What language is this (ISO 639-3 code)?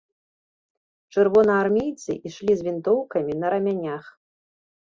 bel